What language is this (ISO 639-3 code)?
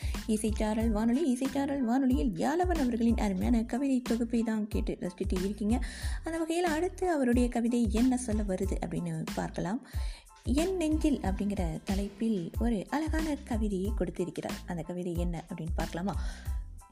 tam